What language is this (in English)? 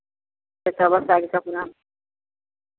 Maithili